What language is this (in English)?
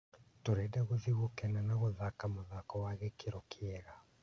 Kikuyu